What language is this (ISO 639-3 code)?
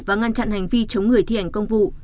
vie